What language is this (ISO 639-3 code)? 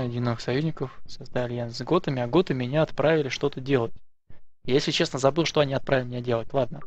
rus